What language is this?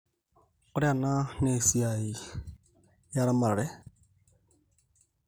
Masai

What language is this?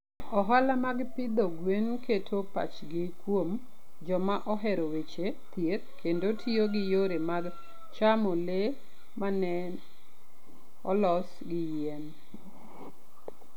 Luo (Kenya and Tanzania)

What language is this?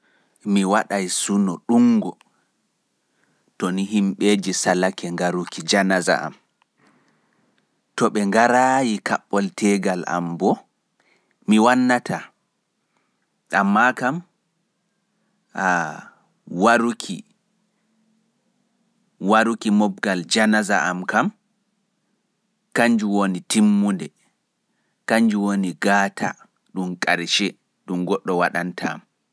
Pular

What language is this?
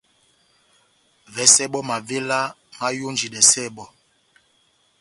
Batanga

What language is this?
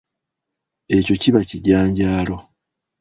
Ganda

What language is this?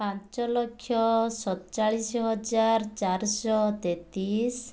Odia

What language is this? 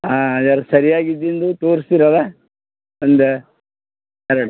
Kannada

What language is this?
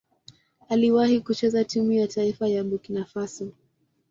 Swahili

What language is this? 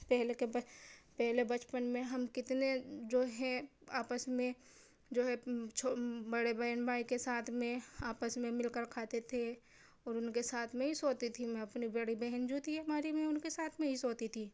Urdu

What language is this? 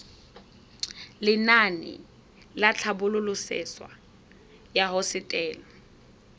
Tswana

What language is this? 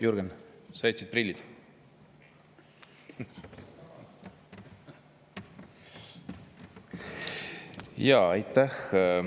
Estonian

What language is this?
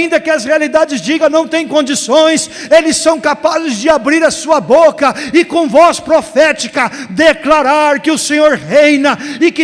Portuguese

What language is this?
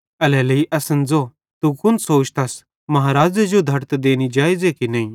Bhadrawahi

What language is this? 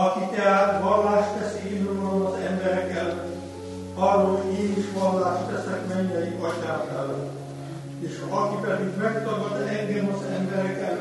Hungarian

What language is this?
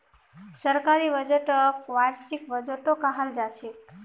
Magahi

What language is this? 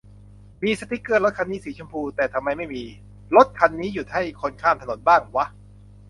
Thai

